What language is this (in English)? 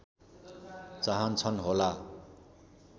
Nepali